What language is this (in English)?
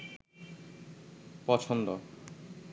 Bangla